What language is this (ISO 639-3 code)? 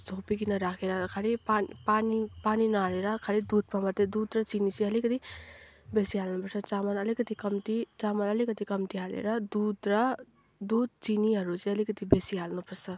nep